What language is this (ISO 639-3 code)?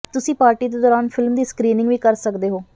pan